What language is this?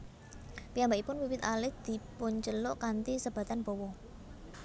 Javanese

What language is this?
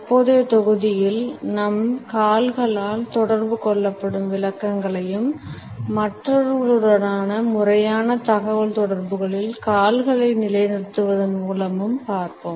Tamil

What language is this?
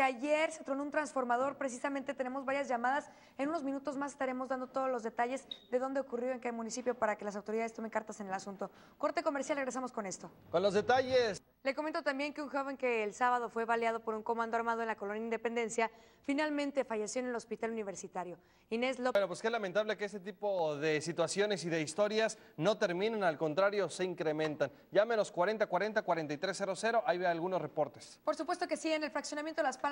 Spanish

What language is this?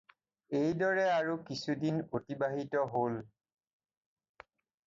Assamese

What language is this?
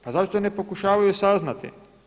Croatian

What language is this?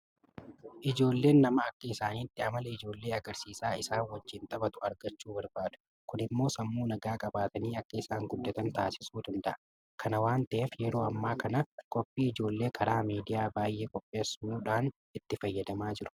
Oromo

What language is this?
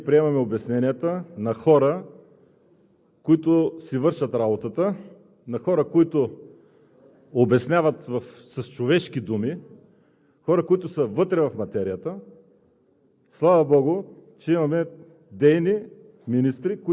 Bulgarian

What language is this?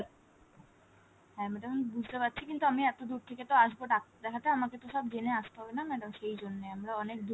Bangla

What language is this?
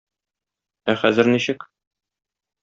Tatar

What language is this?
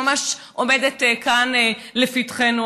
Hebrew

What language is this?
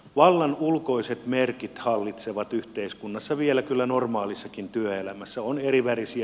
Finnish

